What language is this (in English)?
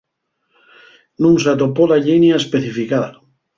Asturian